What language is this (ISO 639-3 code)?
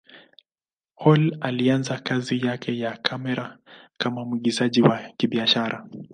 swa